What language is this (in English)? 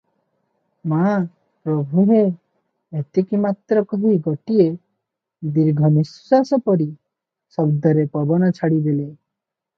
Odia